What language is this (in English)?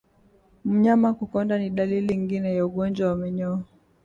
Swahili